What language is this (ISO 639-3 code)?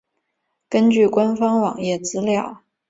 zho